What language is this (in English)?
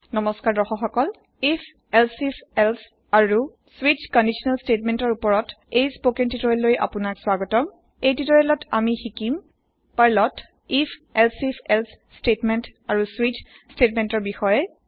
Assamese